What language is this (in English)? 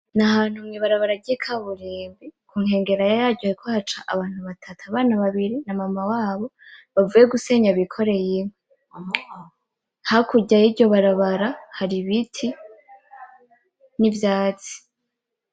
Rundi